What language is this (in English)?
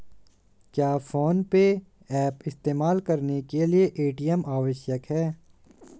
Hindi